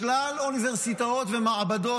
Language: Hebrew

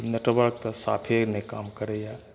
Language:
Maithili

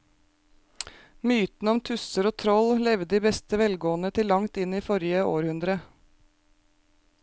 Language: Norwegian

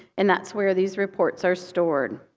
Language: English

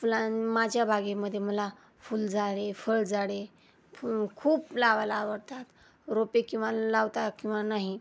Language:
Marathi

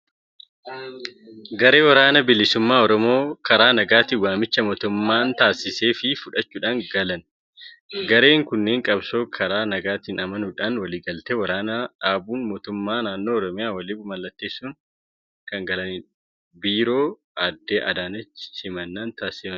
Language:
Oromo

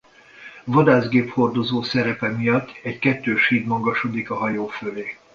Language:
Hungarian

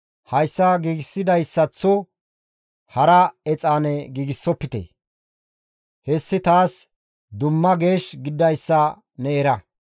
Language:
Gamo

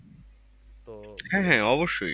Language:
Bangla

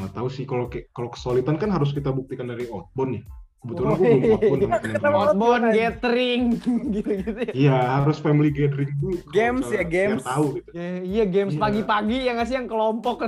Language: Indonesian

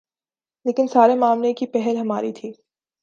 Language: Urdu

